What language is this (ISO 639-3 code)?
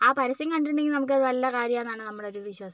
mal